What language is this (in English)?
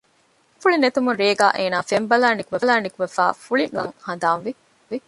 Divehi